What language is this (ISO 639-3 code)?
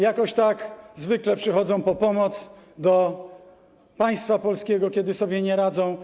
pol